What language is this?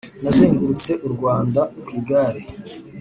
Kinyarwanda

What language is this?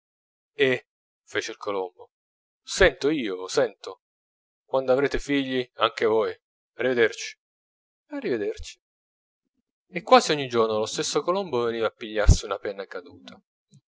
Italian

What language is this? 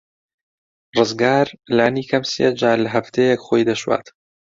Central Kurdish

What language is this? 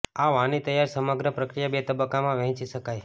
Gujarati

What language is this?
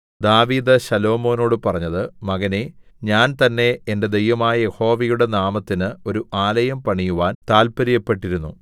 Malayalam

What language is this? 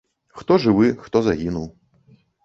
Belarusian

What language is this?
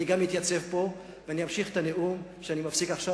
Hebrew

